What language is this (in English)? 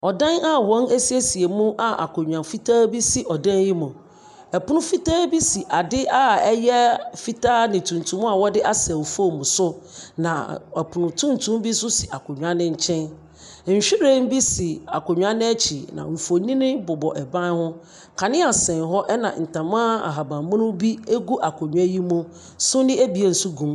Akan